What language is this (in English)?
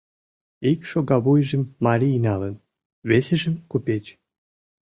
Mari